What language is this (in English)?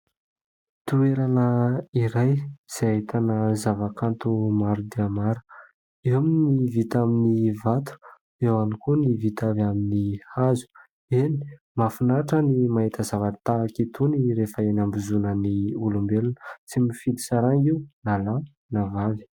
Malagasy